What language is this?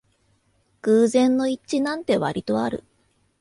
Japanese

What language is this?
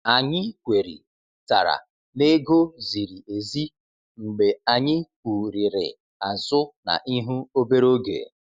Igbo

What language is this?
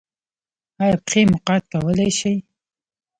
Pashto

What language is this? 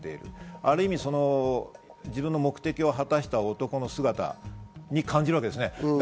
Japanese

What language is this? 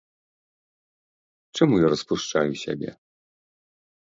Belarusian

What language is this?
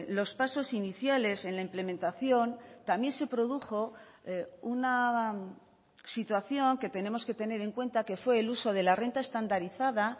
Spanish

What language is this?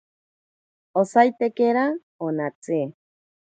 Ashéninka Perené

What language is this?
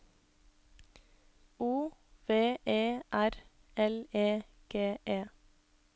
Norwegian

